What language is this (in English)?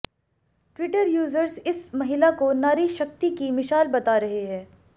Hindi